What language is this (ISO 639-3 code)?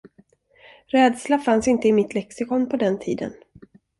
swe